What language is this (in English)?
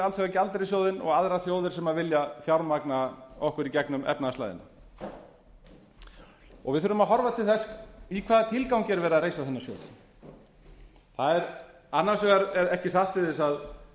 Icelandic